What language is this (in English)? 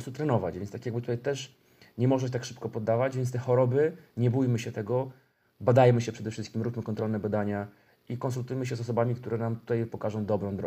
Polish